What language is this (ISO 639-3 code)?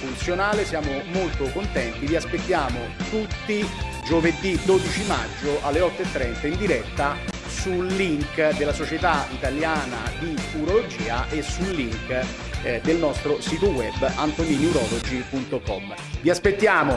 ita